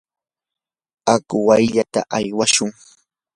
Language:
Yanahuanca Pasco Quechua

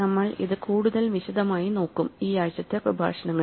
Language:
Malayalam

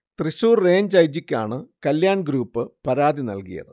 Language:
Malayalam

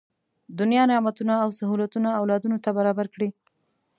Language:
Pashto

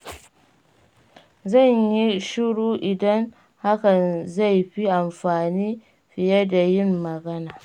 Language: Hausa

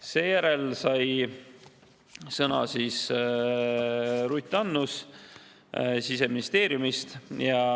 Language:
Estonian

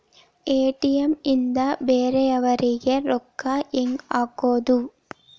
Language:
Kannada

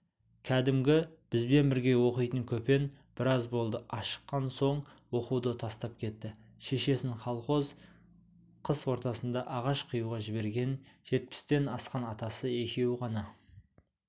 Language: Kazakh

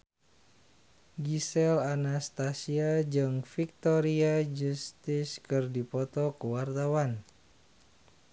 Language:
Sundanese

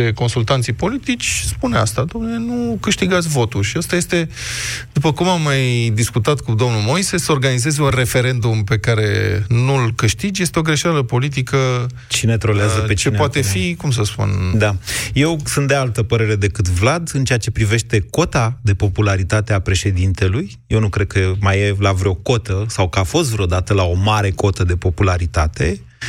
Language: Romanian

